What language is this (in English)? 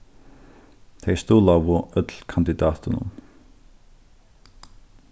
Faroese